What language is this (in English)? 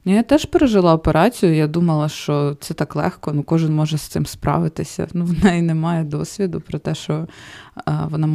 Ukrainian